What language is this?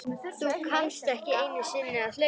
Icelandic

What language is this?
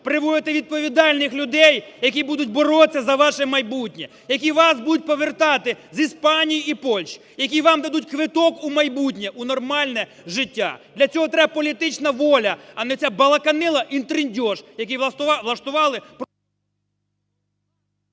Ukrainian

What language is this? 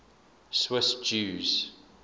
English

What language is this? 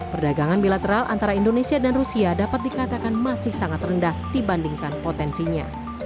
Indonesian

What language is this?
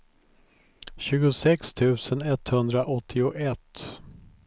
Swedish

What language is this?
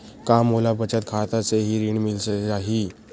Chhattisgarhi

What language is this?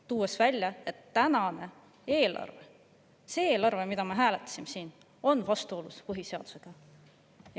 Estonian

